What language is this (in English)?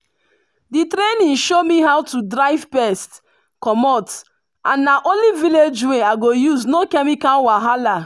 Nigerian Pidgin